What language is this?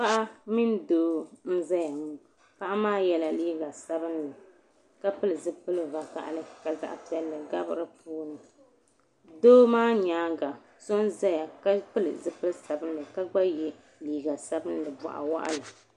Dagbani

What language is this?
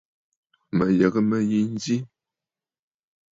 Bafut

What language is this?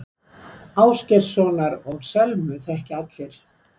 Icelandic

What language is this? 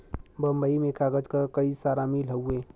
Bhojpuri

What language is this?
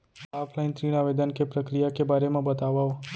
Chhattisgarhi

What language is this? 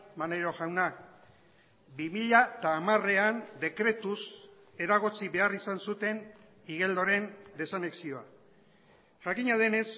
Basque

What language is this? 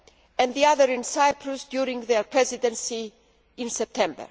English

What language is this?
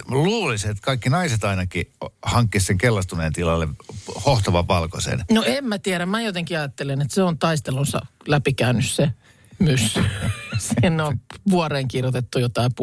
Finnish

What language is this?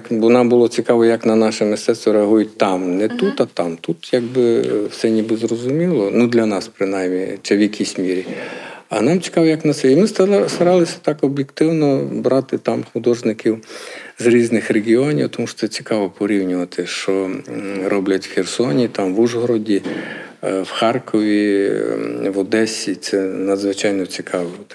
Ukrainian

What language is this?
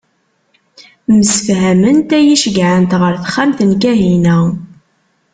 Kabyle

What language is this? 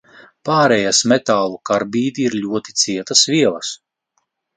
Latvian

